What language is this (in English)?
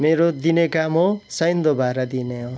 Nepali